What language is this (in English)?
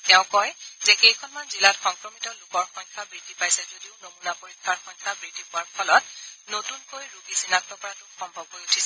Assamese